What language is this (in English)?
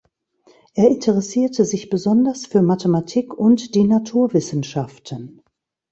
German